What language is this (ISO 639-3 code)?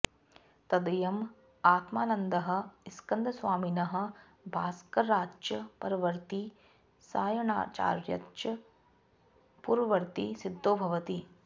san